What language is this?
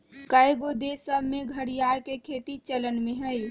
Magahi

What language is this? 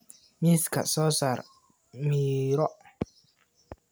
Somali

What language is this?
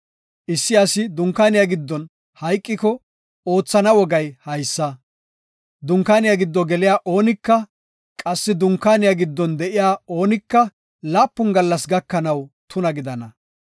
Gofa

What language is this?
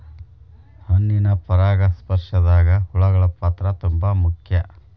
Kannada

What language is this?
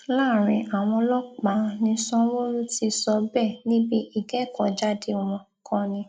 Yoruba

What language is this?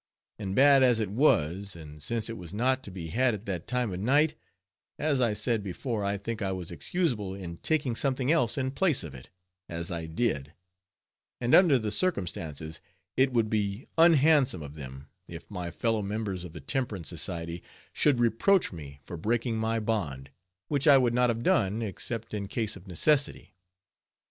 English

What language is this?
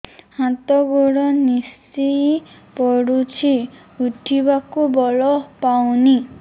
Odia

